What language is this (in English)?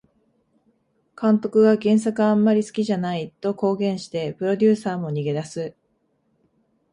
Japanese